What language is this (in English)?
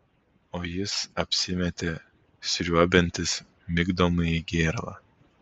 Lithuanian